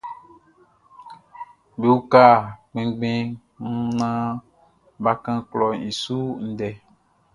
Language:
Baoulé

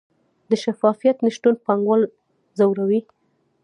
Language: Pashto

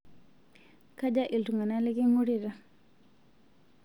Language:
Masai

